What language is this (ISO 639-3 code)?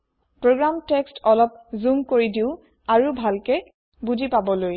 asm